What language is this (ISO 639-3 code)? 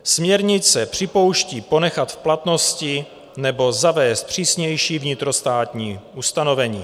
ces